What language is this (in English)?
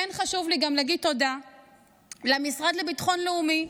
Hebrew